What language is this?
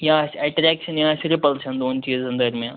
Kashmiri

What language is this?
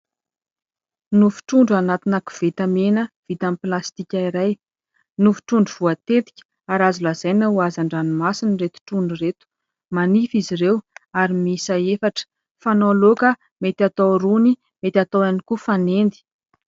Malagasy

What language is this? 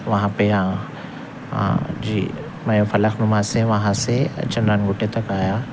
Urdu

